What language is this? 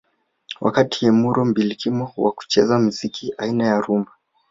Swahili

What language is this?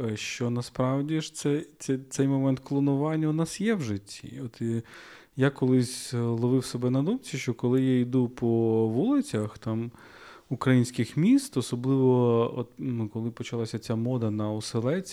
Ukrainian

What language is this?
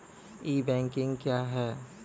Maithili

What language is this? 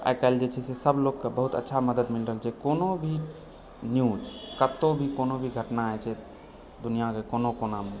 Maithili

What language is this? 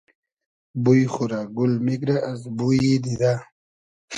Hazaragi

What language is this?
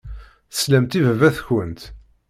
Kabyle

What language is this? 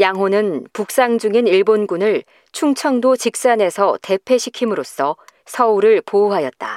Korean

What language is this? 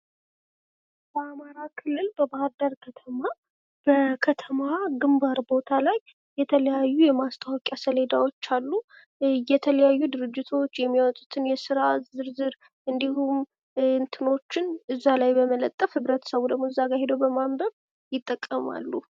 Amharic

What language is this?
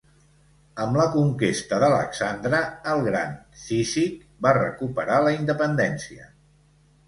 Catalan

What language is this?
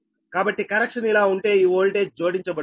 Telugu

